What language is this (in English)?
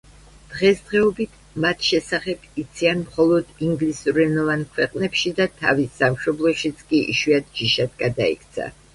Georgian